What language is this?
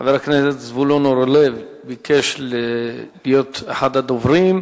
Hebrew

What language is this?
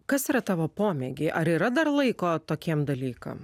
Lithuanian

